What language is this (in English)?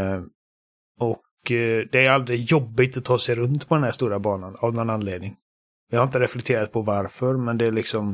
Swedish